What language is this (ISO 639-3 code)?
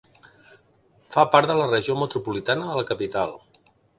cat